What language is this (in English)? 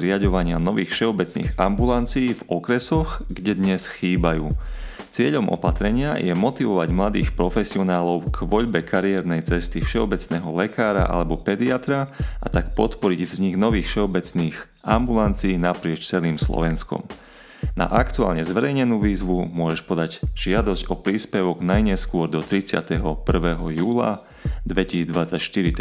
Slovak